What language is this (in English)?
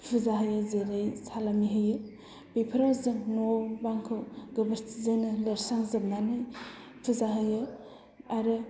Bodo